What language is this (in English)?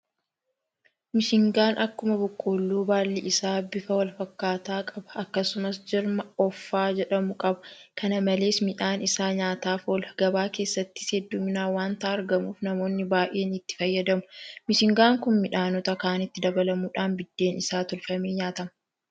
Oromo